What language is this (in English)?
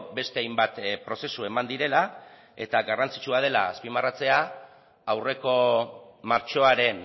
Basque